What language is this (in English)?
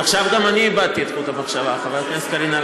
Hebrew